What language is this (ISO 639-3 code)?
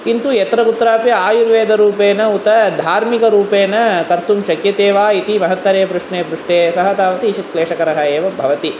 san